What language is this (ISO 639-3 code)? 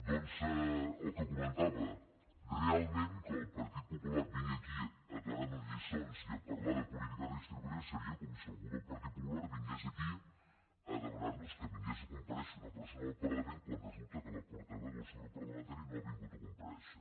cat